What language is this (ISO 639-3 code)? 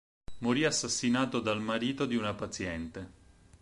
ita